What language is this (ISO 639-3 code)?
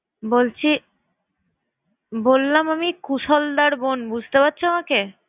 ben